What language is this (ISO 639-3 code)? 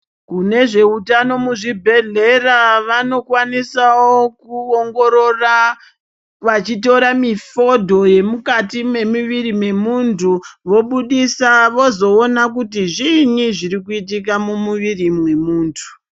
ndc